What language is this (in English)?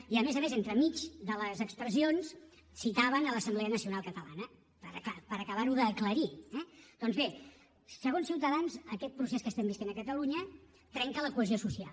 Catalan